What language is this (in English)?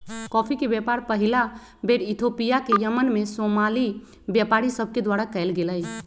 Magahi